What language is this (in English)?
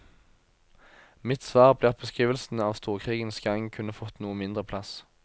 Norwegian